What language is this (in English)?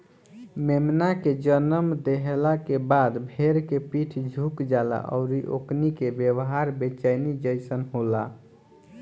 Bhojpuri